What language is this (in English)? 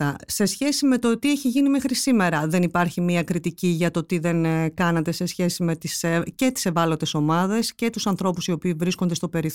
Greek